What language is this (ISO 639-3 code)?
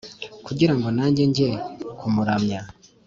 kin